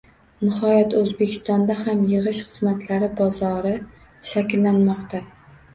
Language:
Uzbek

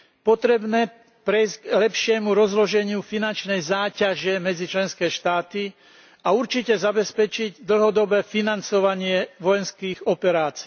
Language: Slovak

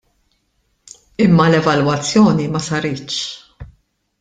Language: Maltese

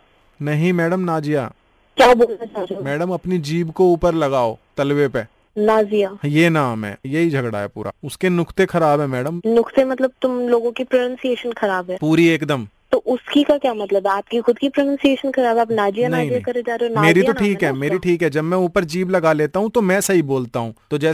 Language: Hindi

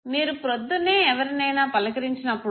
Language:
Telugu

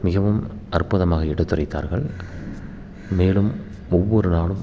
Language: Tamil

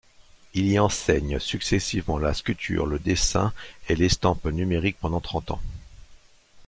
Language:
French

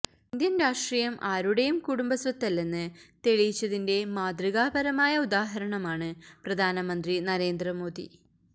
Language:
Malayalam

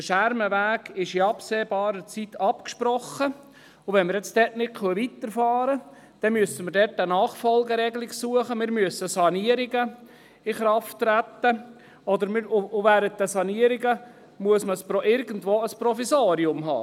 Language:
Swiss German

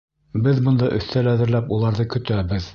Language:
Bashkir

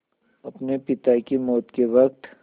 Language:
Hindi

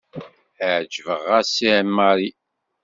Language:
Kabyle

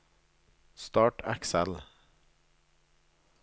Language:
Norwegian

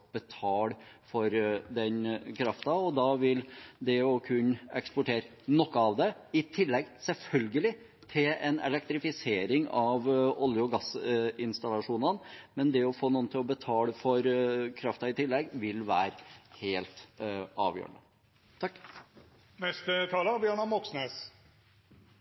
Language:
Norwegian Bokmål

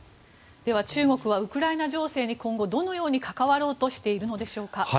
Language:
Japanese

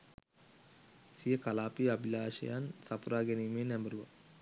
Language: Sinhala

